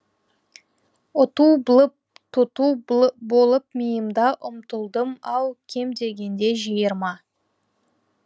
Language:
Kazakh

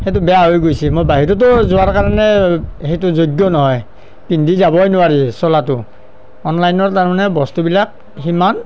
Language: Assamese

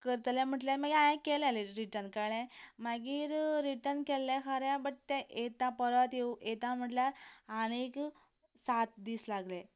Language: Konkani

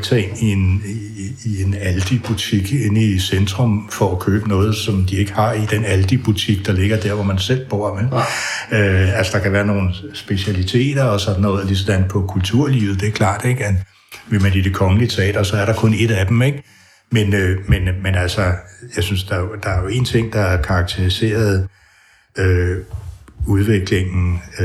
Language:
Danish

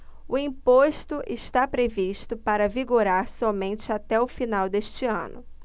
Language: Portuguese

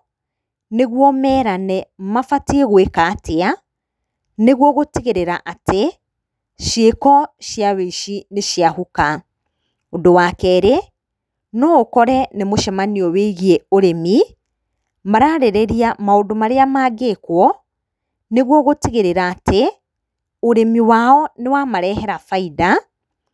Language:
Kikuyu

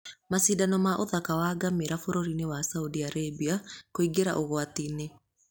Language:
Kikuyu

